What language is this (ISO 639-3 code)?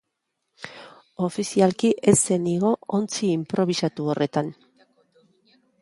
eus